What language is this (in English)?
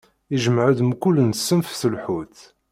Kabyle